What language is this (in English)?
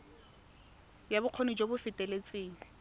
Tswana